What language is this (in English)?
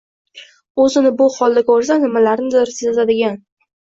Uzbek